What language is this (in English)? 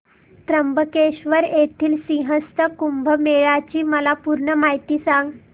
Marathi